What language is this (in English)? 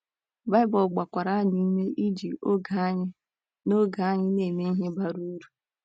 Igbo